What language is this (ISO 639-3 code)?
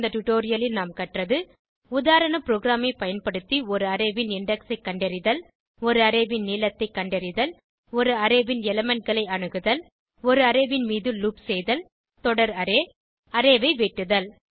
tam